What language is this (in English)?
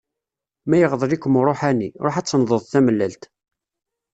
Kabyle